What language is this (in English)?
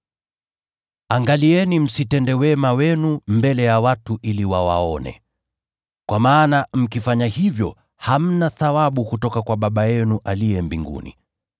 Swahili